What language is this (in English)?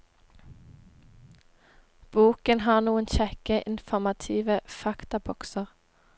Norwegian